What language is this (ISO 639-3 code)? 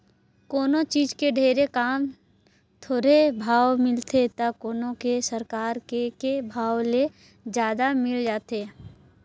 hne